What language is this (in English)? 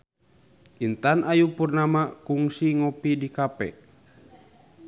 Sundanese